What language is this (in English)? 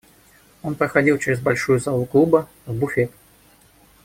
Russian